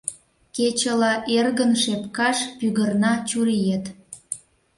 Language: Mari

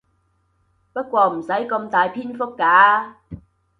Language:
Cantonese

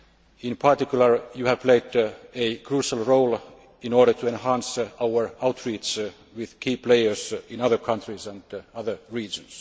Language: English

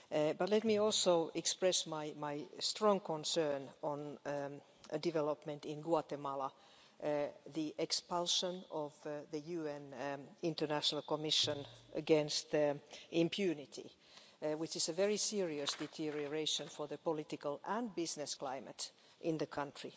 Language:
English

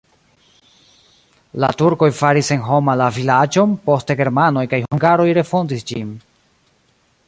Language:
Esperanto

